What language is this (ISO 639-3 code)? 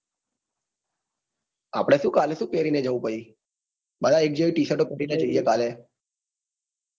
guj